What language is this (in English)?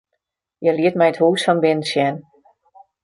Western Frisian